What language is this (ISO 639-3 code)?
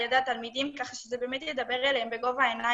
heb